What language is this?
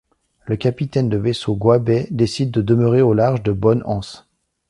French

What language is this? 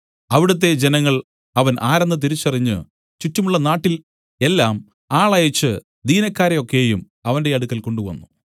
Malayalam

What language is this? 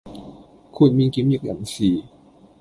Cantonese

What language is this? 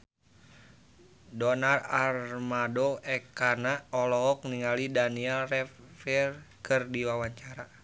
Sundanese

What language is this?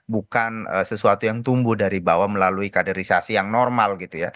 Indonesian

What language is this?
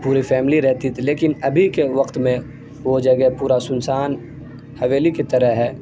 Urdu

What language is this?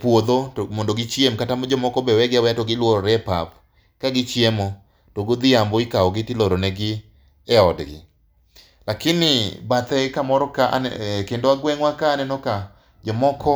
Luo (Kenya and Tanzania)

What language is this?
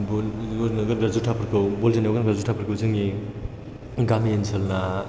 Bodo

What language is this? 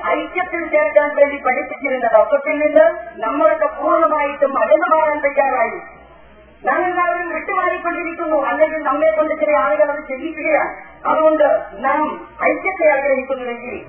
Malayalam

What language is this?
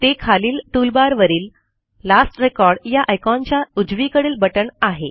Marathi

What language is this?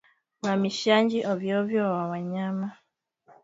Swahili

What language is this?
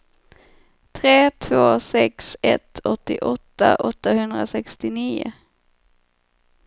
Swedish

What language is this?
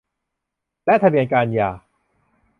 Thai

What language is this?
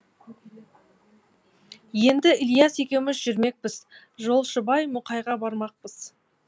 Kazakh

